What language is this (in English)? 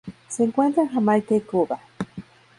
Spanish